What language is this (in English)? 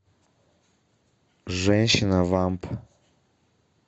Russian